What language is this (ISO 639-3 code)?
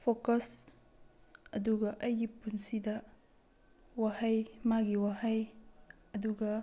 mni